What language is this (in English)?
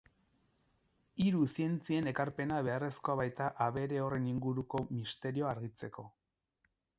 Basque